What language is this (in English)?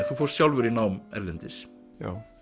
Icelandic